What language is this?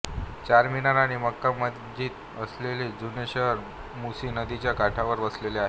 Marathi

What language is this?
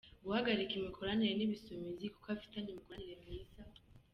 Kinyarwanda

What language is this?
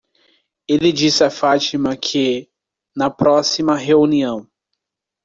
Portuguese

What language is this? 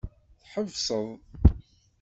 Kabyle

